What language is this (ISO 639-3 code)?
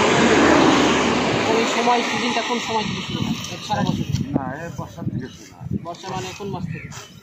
ara